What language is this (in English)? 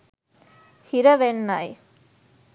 Sinhala